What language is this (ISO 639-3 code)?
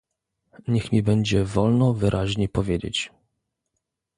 pol